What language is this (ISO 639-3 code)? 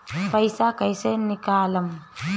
bho